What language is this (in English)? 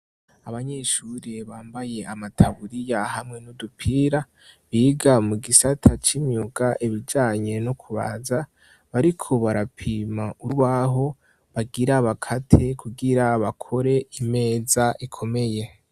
Rundi